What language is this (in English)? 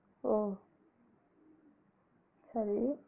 Tamil